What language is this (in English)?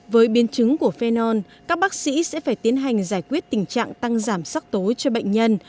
Vietnamese